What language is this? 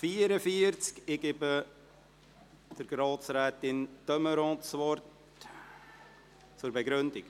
Swiss German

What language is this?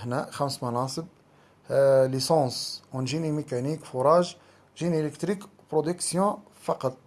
Arabic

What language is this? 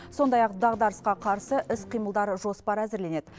Kazakh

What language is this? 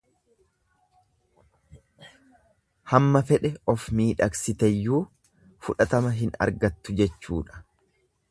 Oromo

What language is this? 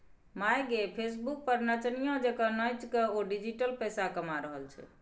Maithili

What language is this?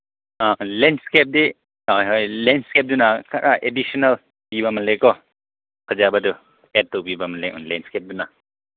Manipuri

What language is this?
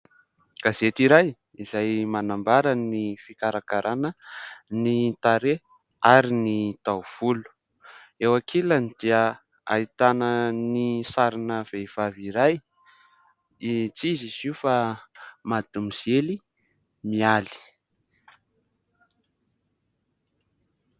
Malagasy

